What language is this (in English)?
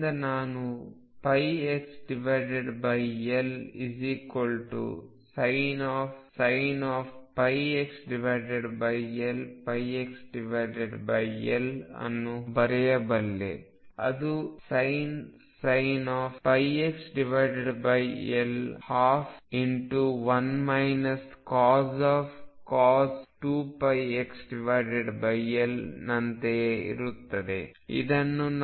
Kannada